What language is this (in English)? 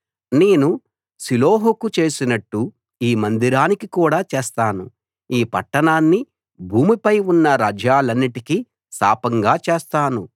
Telugu